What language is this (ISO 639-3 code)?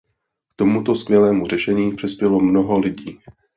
ces